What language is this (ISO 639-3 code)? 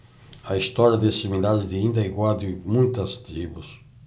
por